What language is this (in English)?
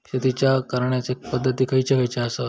Marathi